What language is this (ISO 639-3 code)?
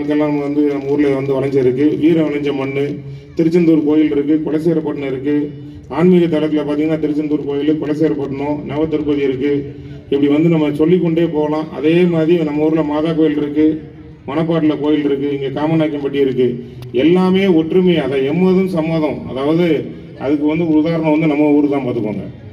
pan